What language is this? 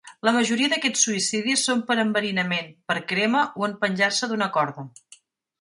Catalan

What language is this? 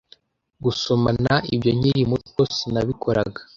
Kinyarwanda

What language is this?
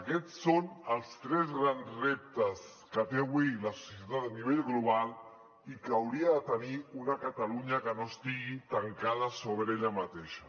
Catalan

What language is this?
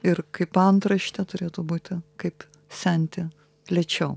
Lithuanian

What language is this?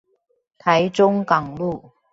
Chinese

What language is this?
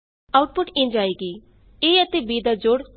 Punjabi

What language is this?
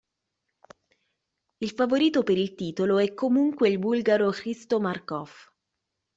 Italian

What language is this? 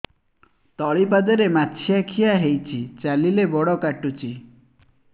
Odia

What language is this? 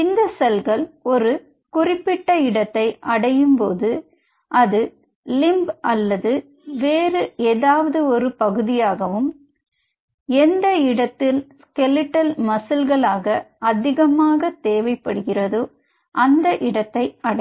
Tamil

